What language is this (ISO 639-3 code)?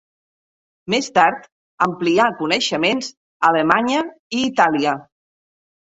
cat